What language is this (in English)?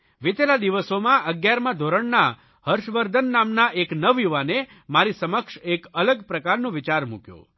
Gujarati